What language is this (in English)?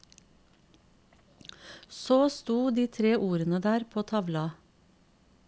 Norwegian